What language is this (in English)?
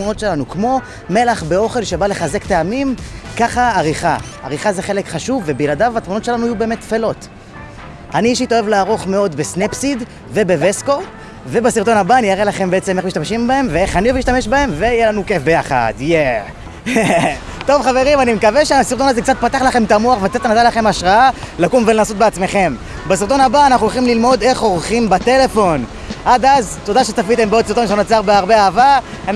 Hebrew